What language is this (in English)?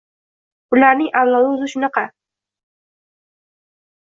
Uzbek